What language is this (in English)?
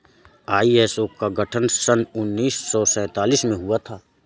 Hindi